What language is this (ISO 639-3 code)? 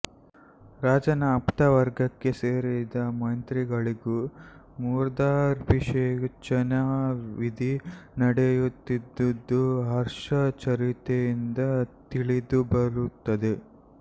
kan